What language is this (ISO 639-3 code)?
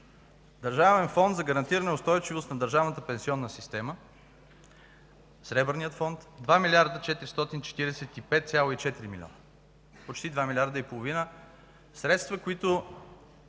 bul